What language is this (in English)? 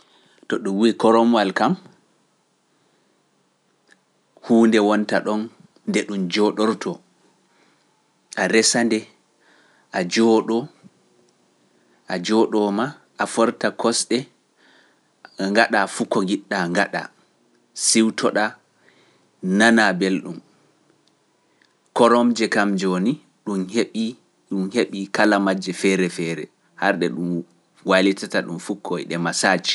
Pular